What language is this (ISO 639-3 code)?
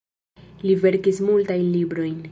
epo